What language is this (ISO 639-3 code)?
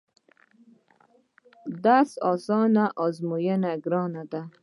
pus